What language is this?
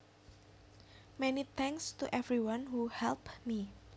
Javanese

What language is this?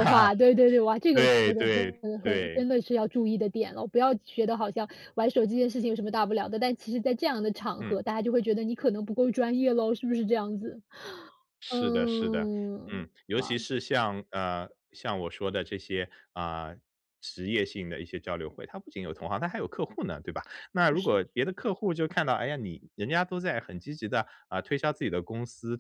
Chinese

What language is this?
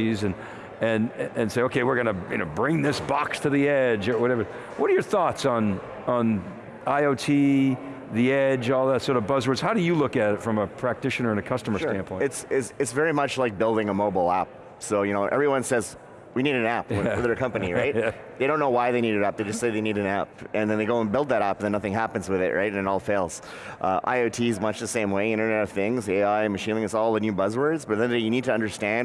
English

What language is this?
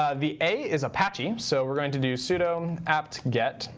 English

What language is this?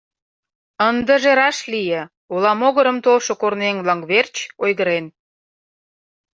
Mari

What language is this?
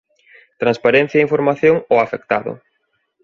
Galician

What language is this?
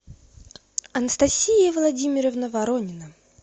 Russian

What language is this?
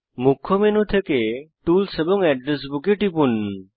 Bangla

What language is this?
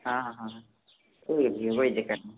Dogri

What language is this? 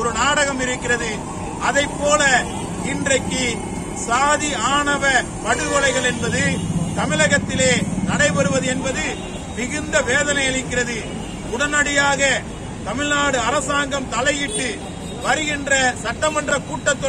Korean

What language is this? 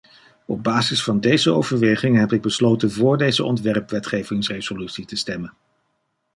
Dutch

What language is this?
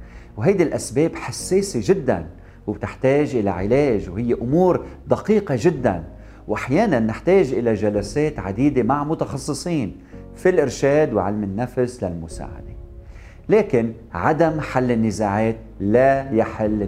Arabic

